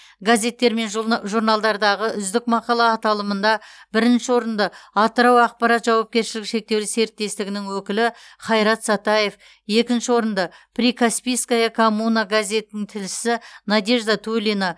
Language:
Kazakh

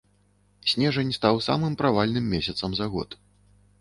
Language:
Belarusian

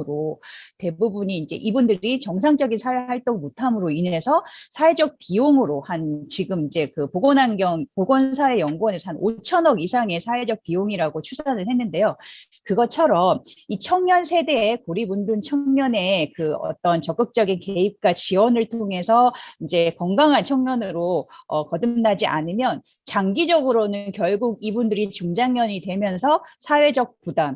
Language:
Korean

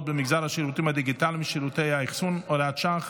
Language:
Hebrew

